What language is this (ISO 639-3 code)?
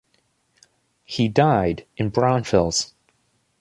eng